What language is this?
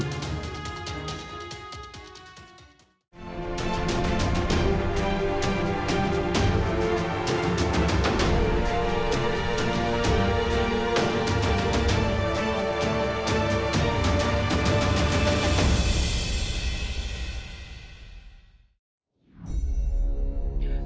Vietnamese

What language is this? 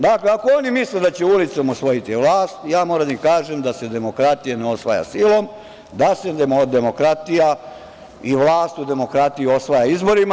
Serbian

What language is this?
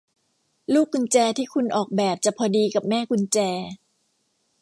Thai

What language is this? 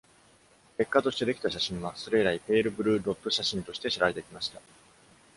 Japanese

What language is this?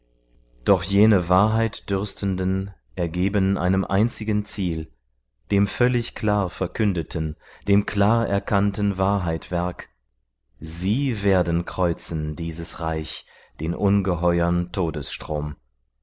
German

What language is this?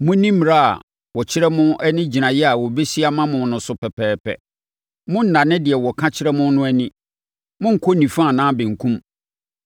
Akan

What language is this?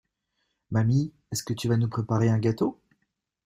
French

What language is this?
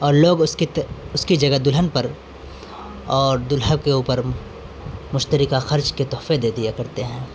Urdu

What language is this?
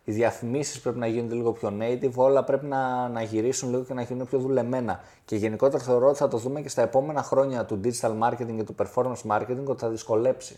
Greek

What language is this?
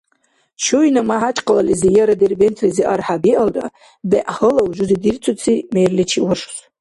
Dargwa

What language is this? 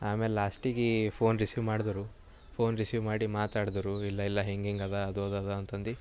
Kannada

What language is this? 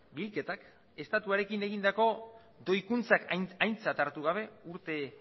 Basque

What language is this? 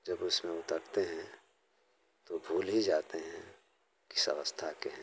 Hindi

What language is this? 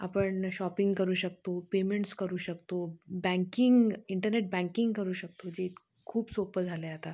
Marathi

